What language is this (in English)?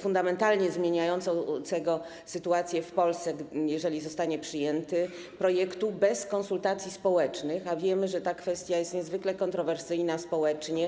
Polish